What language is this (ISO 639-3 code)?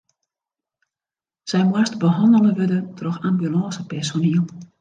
fry